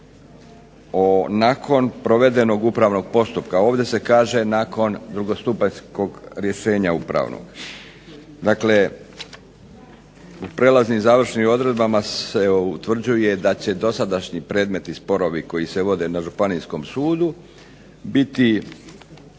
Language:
Croatian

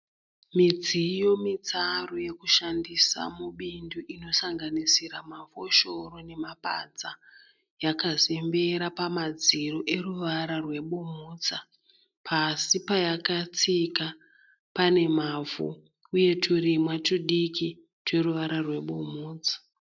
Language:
Shona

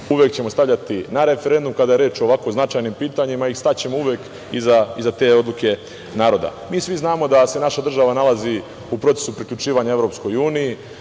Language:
Serbian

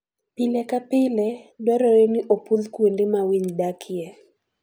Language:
Luo (Kenya and Tanzania)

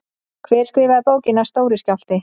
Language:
Icelandic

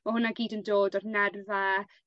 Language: Welsh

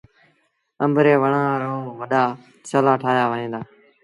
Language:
Sindhi Bhil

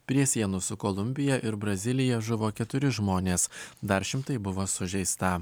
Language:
Lithuanian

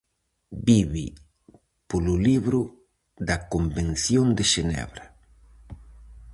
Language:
Galician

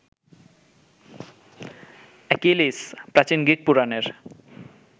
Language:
Bangla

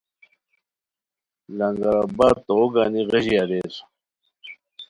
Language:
Khowar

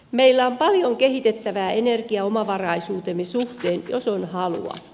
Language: Finnish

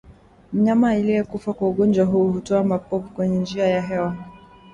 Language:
Swahili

